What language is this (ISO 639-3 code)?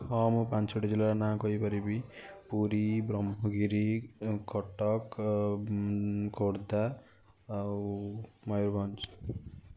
ori